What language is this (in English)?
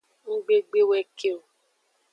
Aja (Benin)